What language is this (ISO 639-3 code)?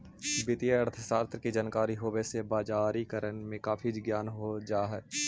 mag